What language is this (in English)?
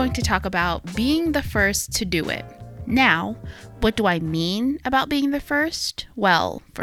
English